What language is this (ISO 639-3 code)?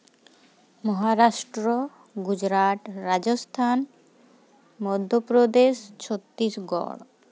sat